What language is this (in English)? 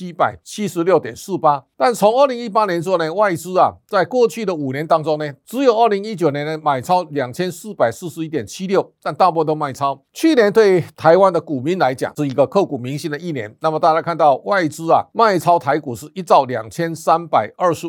Chinese